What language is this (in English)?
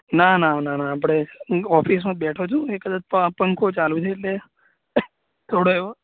Gujarati